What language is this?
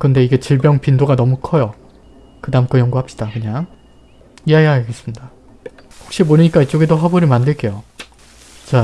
Korean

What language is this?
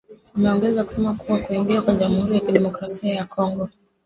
Swahili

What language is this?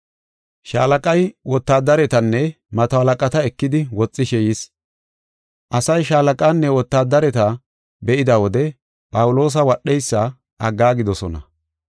Gofa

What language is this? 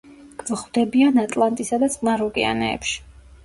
Georgian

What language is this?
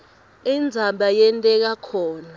Swati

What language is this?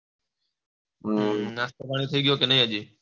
Gujarati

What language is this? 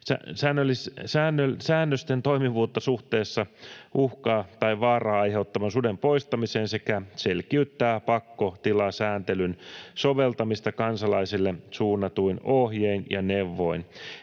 Finnish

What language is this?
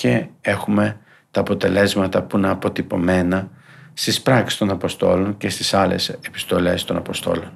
Greek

